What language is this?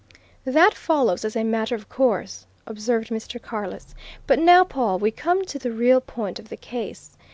English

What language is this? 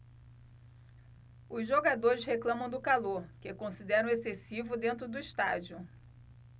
Portuguese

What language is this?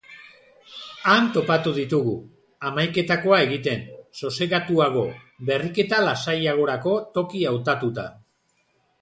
Basque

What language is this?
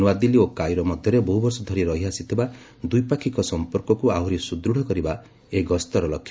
Odia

